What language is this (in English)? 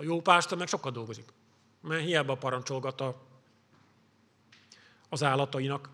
Hungarian